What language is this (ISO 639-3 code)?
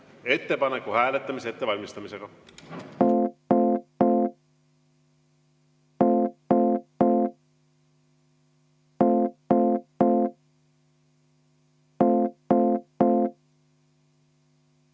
est